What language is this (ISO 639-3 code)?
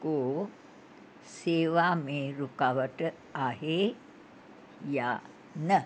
snd